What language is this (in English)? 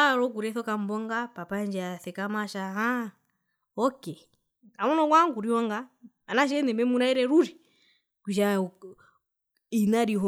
Herero